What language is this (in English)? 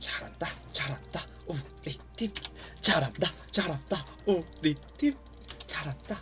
Korean